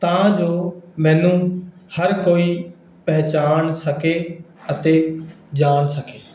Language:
Punjabi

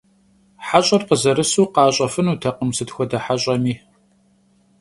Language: Kabardian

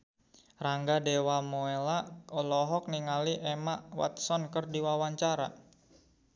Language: Sundanese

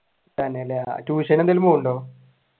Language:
Malayalam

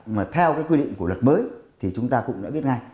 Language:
Vietnamese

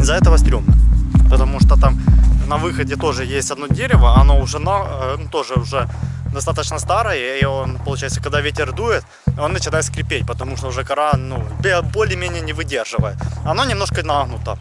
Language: Russian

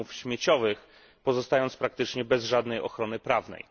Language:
Polish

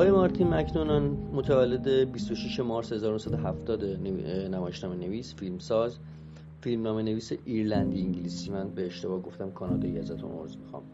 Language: Persian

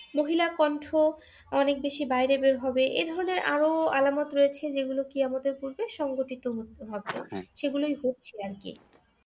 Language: Bangla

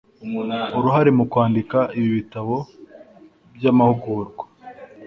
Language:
Kinyarwanda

